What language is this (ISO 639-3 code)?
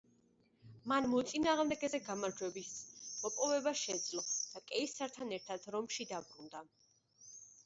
kat